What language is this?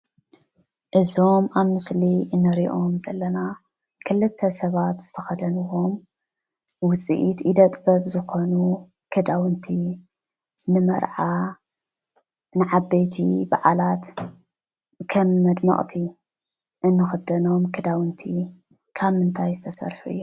Tigrinya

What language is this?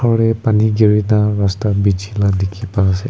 Naga Pidgin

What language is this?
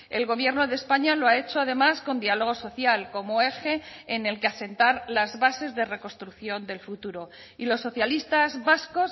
Spanish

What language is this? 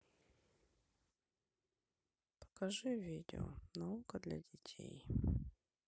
Russian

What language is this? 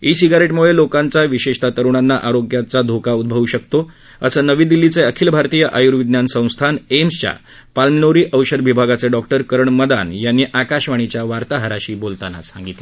Marathi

